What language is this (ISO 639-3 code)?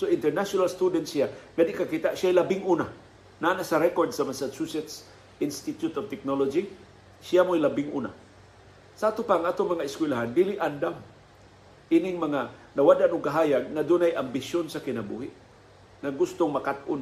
fil